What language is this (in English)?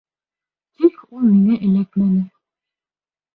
Bashkir